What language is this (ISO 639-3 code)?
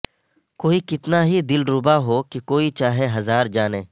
urd